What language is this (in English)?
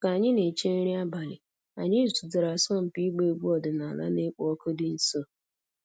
Igbo